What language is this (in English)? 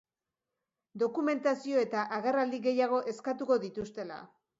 Basque